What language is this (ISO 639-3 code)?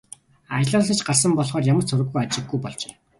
mon